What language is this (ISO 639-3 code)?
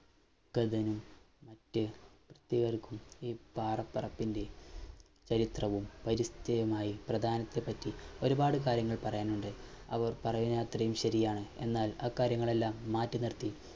mal